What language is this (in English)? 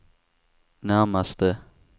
Swedish